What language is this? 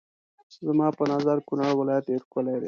Pashto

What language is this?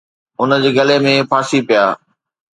Sindhi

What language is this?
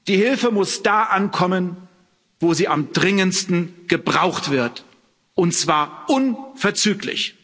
German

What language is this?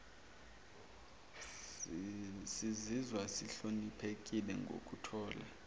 Zulu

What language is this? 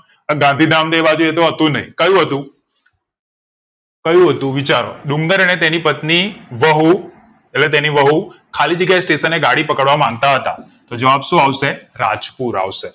Gujarati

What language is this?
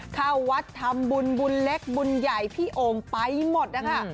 Thai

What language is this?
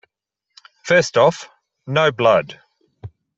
English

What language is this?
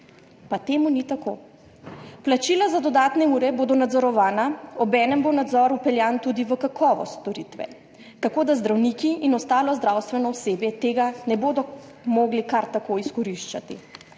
Slovenian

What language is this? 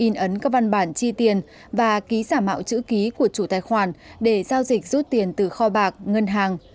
Vietnamese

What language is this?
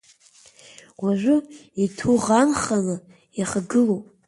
Abkhazian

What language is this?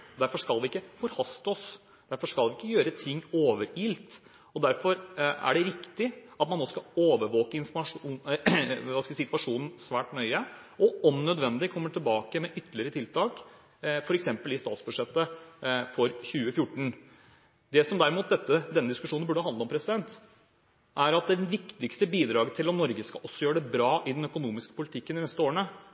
Norwegian Bokmål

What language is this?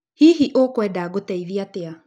Kikuyu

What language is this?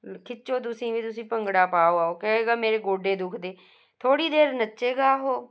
Punjabi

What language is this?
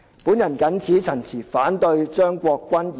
Cantonese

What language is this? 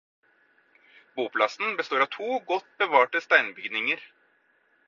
Norwegian Bokmål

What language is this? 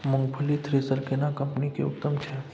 Maithili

